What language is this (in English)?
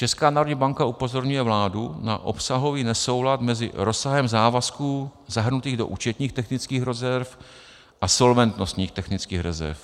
Czech